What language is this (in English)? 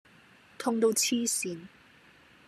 Cantonese